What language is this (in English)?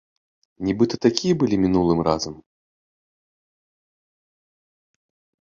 Belarusian